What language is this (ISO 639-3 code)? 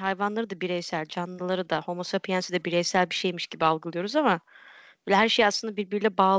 tur